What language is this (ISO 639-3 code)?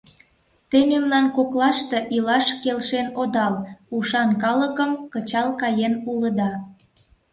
chm